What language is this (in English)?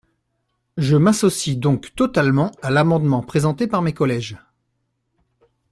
French